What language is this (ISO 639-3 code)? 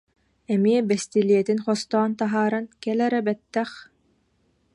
sah